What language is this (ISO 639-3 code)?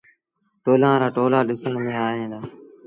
sbn